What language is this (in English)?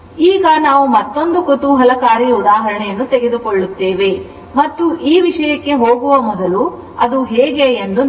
Kannada